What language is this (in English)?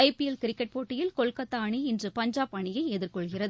Tamil